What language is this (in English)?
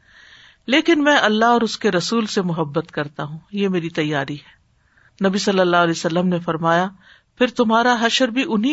Urdu